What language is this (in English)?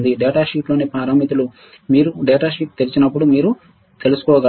Telugu